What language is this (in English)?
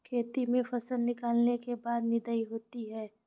Hindi